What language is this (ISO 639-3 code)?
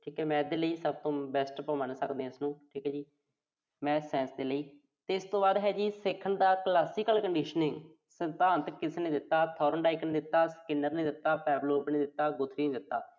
pan